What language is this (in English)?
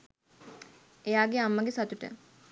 Sinhala